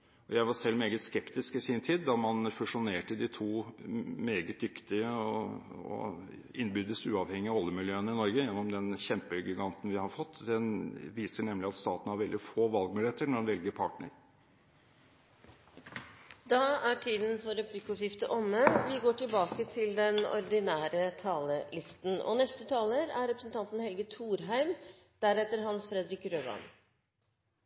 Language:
Norwegian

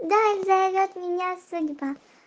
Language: Russian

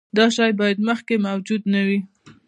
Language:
Pashto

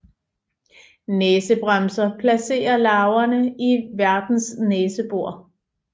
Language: Danish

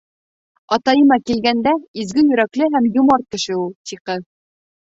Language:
Bashkir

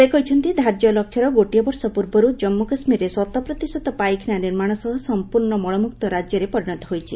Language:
Odia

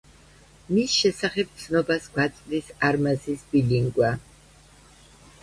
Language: Georgian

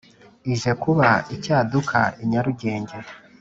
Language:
Kinyarwanda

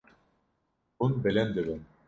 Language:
Kurdish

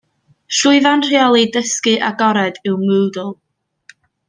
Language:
Welsh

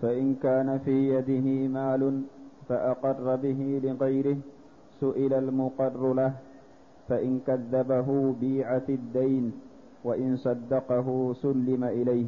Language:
Arabic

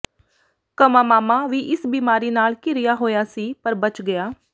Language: Punjabi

